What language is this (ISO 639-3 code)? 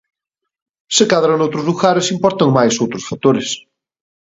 glg